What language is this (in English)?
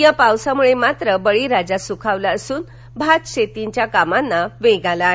Marathi